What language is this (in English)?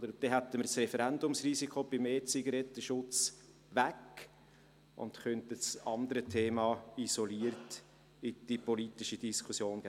Swiss German